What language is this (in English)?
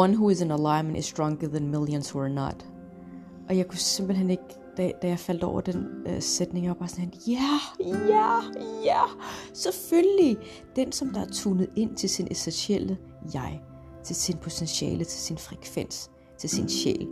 Danish